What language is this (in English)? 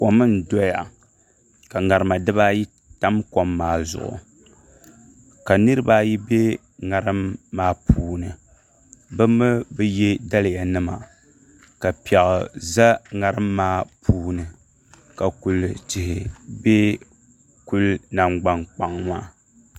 Dagbani